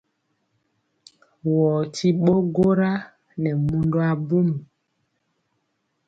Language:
Mpiemo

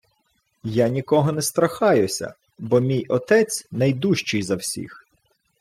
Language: Ukrainian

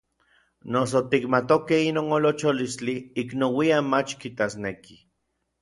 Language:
Orizaba Nahuatl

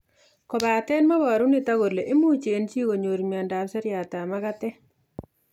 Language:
Kalenjin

